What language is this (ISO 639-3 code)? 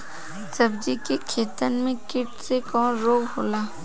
bho